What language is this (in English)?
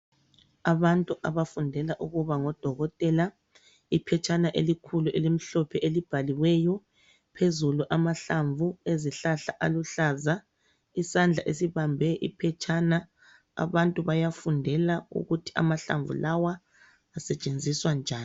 North Ndebele